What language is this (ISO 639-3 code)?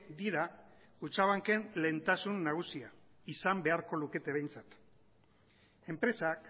eus